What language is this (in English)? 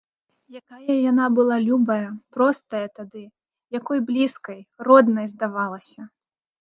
Belarusian